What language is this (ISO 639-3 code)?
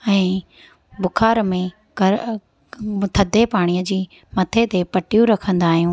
snd